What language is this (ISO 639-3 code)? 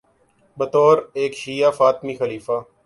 urd